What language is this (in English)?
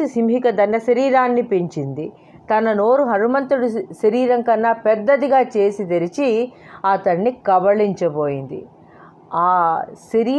Telugu